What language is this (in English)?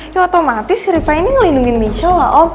Indonesian